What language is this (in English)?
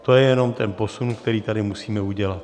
Czech